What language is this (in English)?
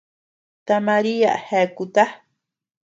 Tepeuxila Cuicatec